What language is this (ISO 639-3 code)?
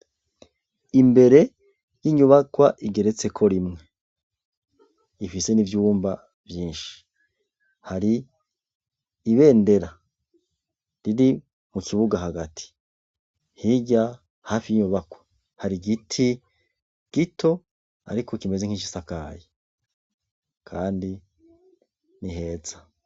run